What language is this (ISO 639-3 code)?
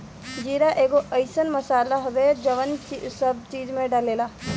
bho